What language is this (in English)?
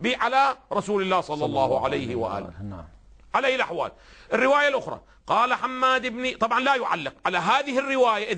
Arabic